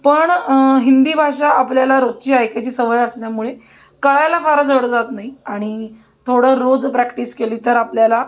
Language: Marathi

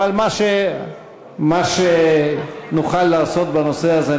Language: Hebrew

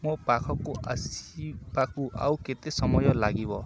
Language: Odia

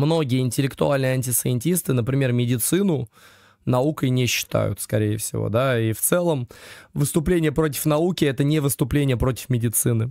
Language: Russian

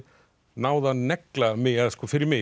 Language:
Icelandic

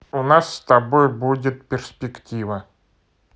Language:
Russian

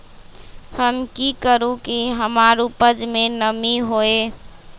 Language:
Magahi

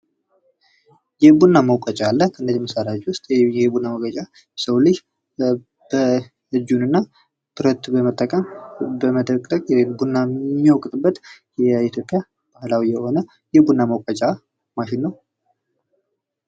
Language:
Amharic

